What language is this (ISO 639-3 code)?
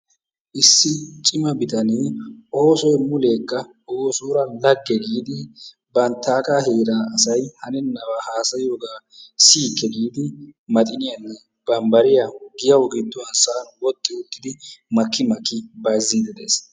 wal